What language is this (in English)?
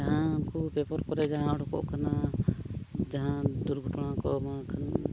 Santali